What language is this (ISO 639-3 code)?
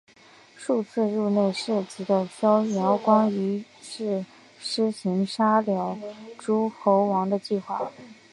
zho